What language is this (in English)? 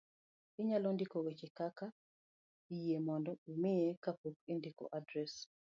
Luo (Kenya and Tanzania)